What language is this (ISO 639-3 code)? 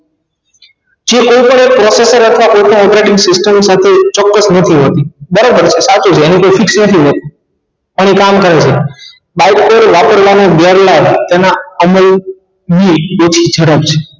guj